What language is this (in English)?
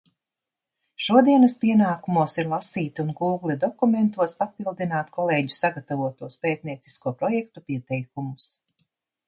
Latvian